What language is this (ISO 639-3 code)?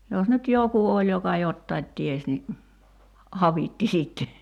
fin